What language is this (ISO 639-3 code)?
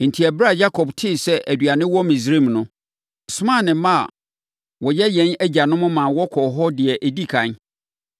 aka